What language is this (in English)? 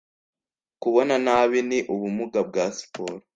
Kinyarwanda